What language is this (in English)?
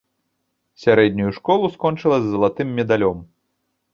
Belarusian